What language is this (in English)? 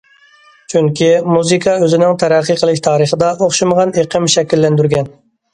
Uyghur